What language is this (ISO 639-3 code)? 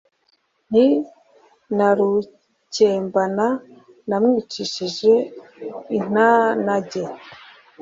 kin